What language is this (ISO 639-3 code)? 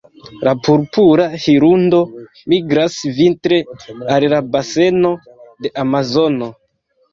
epo